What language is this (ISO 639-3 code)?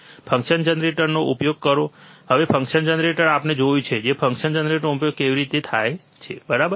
guj